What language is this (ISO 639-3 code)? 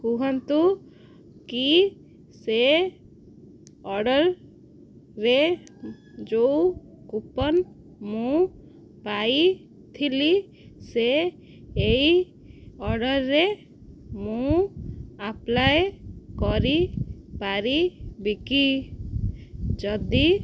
ori